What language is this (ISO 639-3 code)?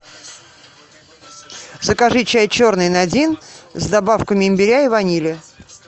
rus